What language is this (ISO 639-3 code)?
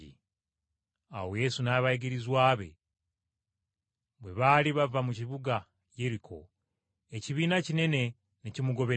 lug